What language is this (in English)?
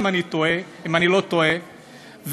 Hebrew